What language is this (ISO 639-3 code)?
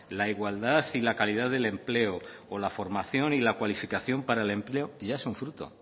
spa